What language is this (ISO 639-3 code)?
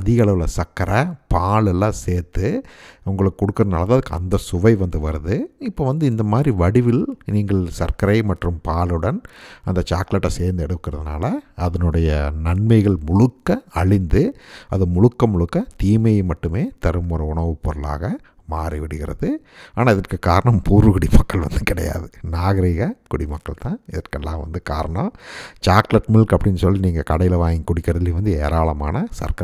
tha